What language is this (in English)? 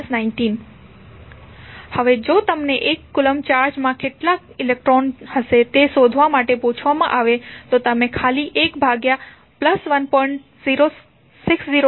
Gujarati